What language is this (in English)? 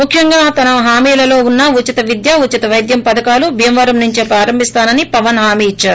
Telugu